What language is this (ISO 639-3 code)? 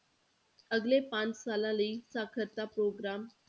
pan